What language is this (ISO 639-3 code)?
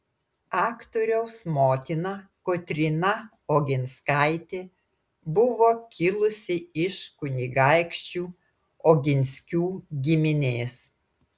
lit